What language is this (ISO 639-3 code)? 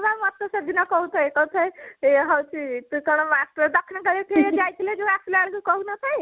ori